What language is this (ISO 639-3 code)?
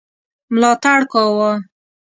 pus